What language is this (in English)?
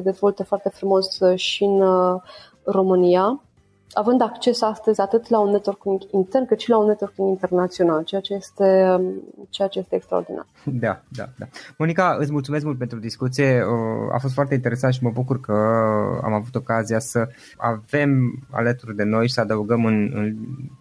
Romanian